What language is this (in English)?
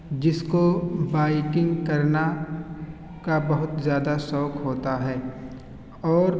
Urdu